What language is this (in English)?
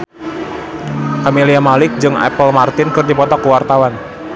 Sundanese